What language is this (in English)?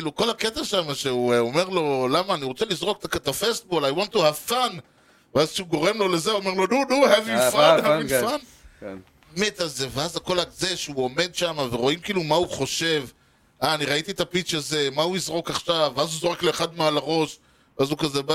Hebrew